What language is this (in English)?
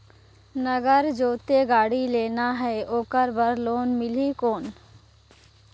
Chhattisgarhi